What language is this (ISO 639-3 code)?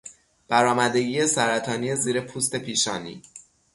fas